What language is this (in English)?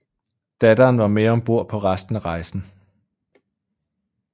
Danish